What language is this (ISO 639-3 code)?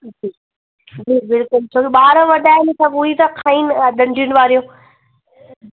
snd